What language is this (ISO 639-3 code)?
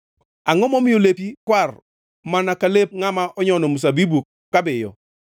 luo